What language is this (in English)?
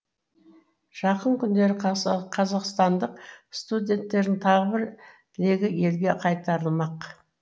Kazakh